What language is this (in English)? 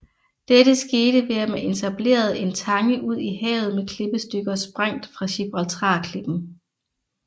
Danish